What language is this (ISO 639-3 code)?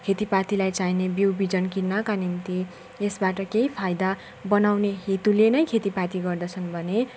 nep